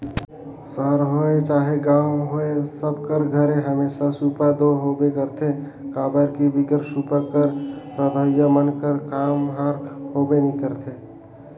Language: Chhattisgarhi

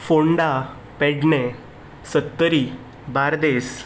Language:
Konkani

